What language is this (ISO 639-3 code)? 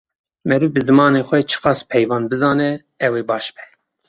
kur